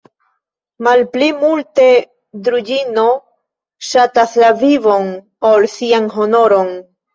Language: Esperanto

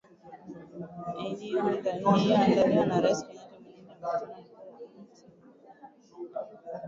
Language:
Swahili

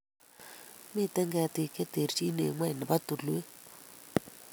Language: Kalenjin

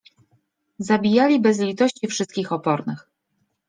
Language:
Polish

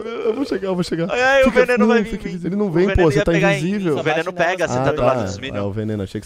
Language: Portuguese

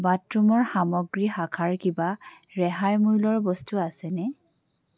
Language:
Assamese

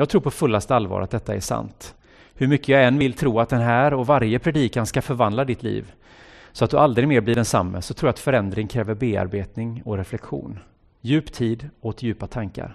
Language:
Swedish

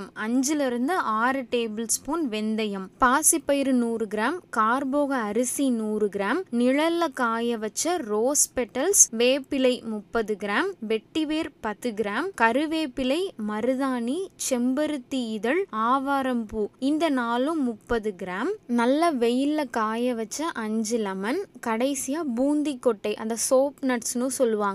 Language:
Tamil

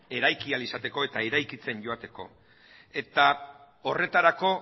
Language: Basque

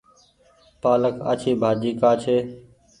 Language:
Goaria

